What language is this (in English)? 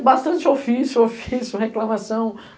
Portuguese